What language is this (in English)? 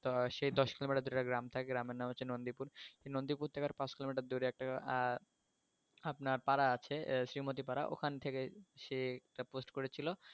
Bangla